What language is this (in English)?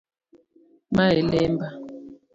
Luo (Kenya and Tanzania)